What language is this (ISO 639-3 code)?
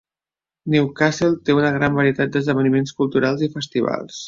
cat